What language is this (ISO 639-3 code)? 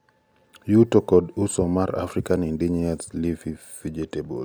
luo